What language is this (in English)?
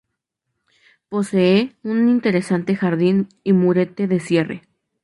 Spanish